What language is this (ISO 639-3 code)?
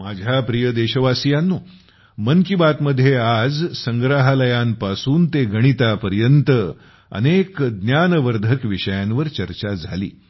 mar